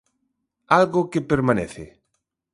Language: Galician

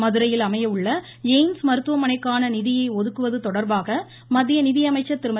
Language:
Tamil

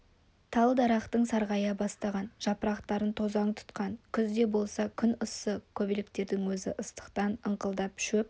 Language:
Kazakh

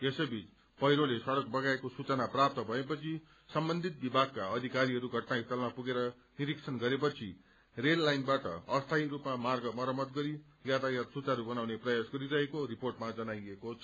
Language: Nepali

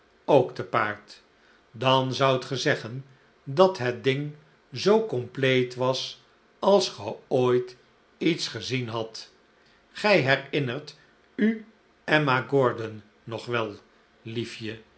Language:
Dutch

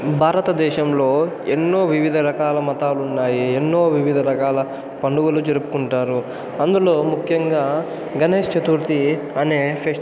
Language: Telugu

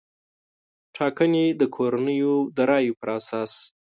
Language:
Pashto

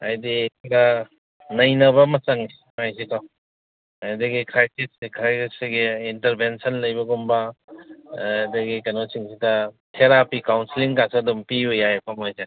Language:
Manipuri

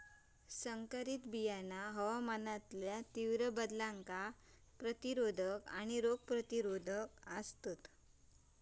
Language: Marathi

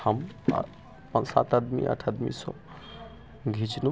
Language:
Maithili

